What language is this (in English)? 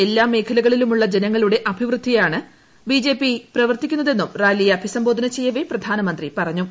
Malayalam